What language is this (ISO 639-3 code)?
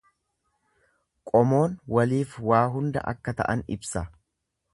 orm